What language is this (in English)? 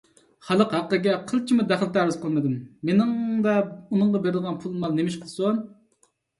Uyghur